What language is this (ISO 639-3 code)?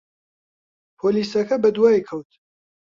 ckb